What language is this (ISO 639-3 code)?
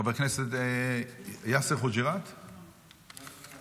heb